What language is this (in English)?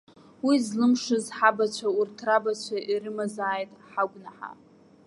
Abkhazian